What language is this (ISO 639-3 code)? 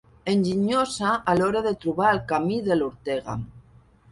cat